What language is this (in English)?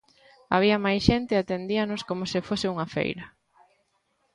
Galician